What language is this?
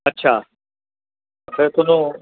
Punjabi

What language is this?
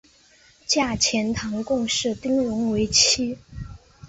Chinese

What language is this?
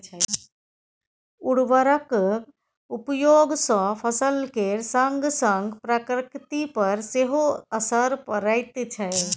Maithili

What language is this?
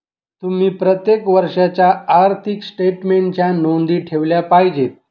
Marathi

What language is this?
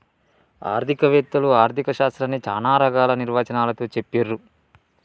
Telugu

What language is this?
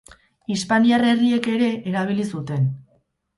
Basque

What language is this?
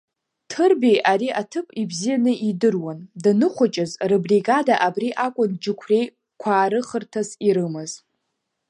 Abkhazian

